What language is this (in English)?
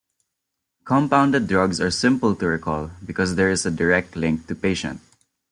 English